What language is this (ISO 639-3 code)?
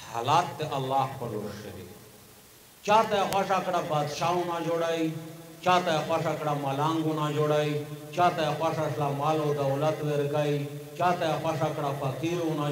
ron